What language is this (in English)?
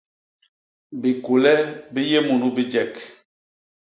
Basaa